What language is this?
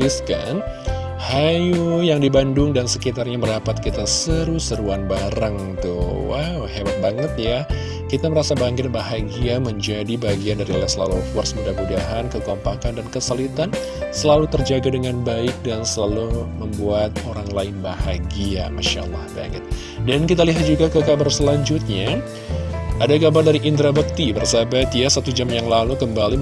Indonesian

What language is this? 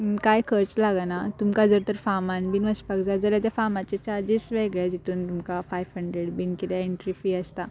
Konkani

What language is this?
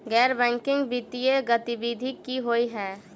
Maithili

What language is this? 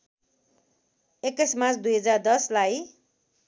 Nepali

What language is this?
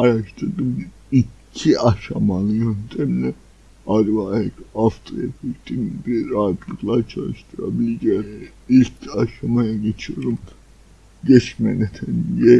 Turkish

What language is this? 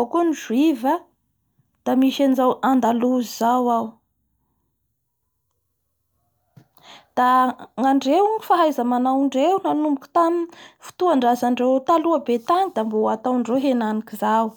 Bara Malagasy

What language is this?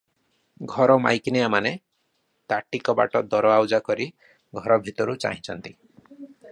Odia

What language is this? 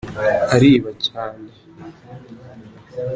Kinyarwanda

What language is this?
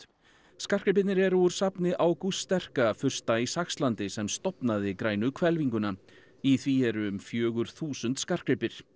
Icelandic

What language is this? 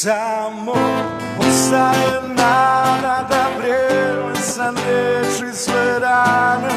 Polish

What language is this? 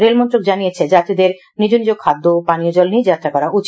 Bangla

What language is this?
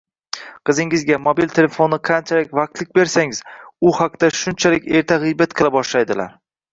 Uzbek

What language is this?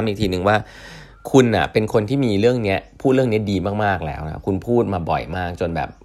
Thai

